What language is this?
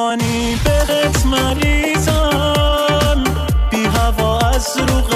Persian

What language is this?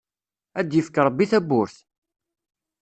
Kabyle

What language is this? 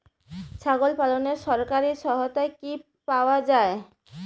Bangla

